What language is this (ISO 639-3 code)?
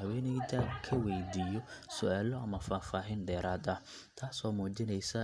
som